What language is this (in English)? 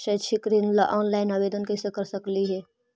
Magahi